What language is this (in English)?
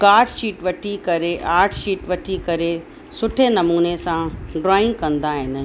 Sindhi